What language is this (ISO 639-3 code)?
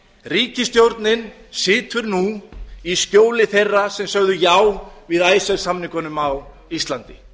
isl